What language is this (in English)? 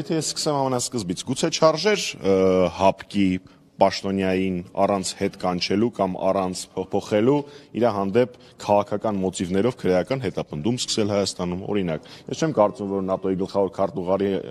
Romanian